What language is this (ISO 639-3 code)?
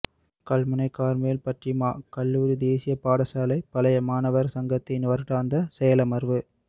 tam